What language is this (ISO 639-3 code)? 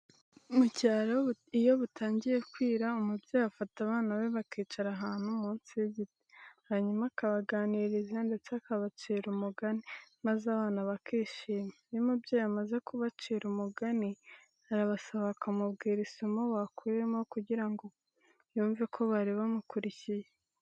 kin